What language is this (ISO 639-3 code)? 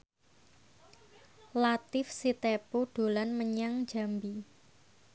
jav